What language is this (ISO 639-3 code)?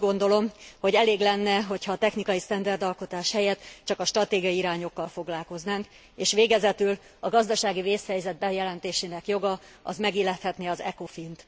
hun